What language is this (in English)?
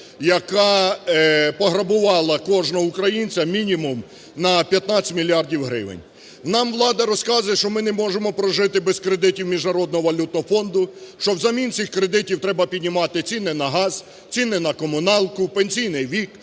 Ukrainian